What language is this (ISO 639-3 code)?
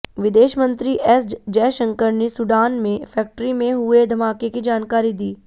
hin